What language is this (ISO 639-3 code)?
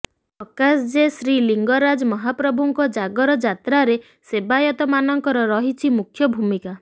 ori